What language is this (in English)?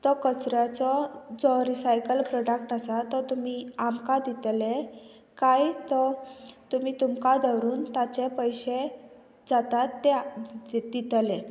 Konkani